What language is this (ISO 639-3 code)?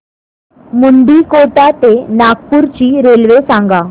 mar